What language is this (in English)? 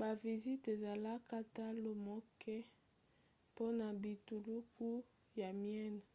Lingala